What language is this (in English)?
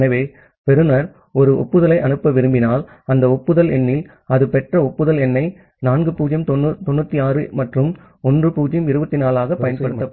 Tamil